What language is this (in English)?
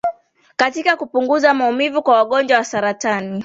Swahili